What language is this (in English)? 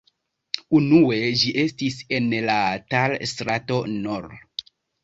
Esperanto